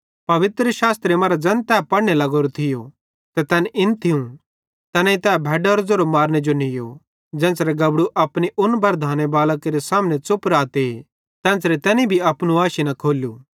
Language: Bhadrawahi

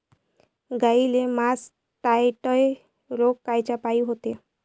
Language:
Marathi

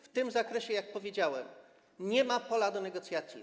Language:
Polish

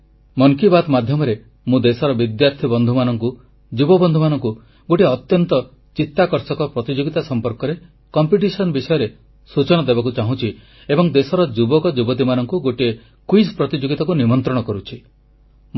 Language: Odia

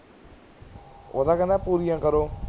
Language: Punjabi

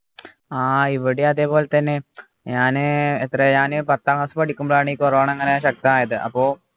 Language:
Malayalam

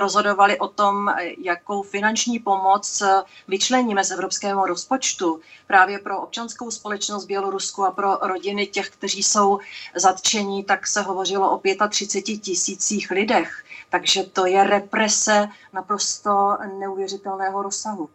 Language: Czech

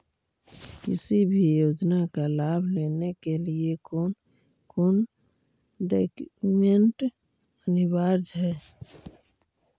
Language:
Magahi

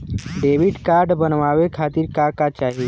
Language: Bhojpuri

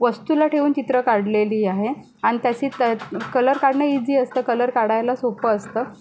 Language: Marathi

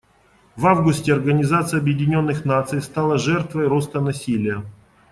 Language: Russian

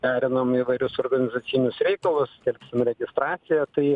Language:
Lithuanian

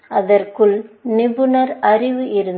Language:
Tamil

